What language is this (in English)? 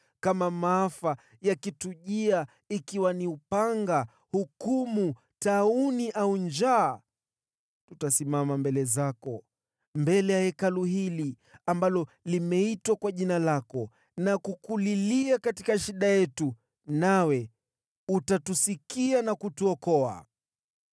Swahili